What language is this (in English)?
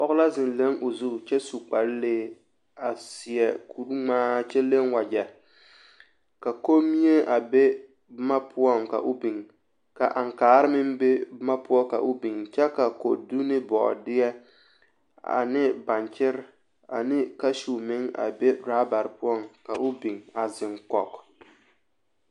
Southern Dagaare